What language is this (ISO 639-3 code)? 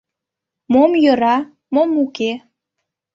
chm